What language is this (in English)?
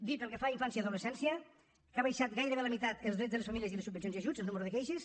Catalan